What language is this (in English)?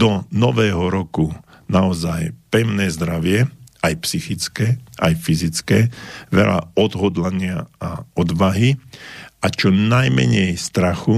Slovak